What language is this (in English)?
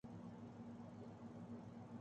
Urdu